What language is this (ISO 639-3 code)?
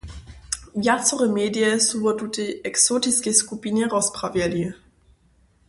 hsb